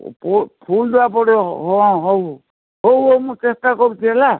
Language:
Odia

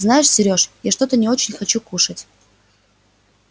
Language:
Russian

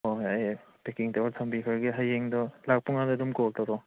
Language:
Manipuri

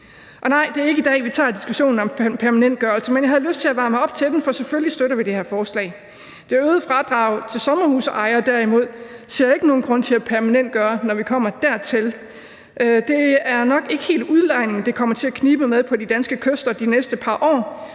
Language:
Danish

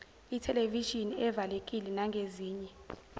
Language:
Zulu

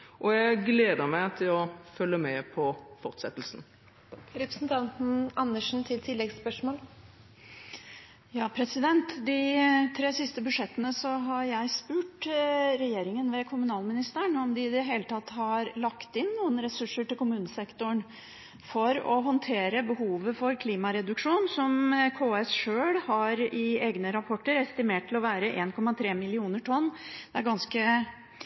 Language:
Norwegian Bokmål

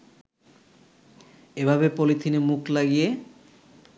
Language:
Bangla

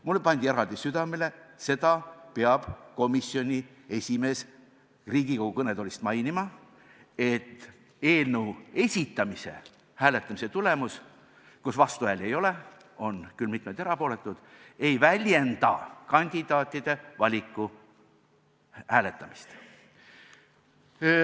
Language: Estonian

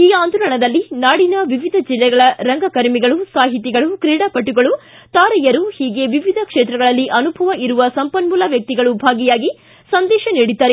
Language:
Kannada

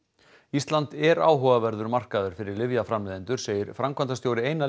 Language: Icelandic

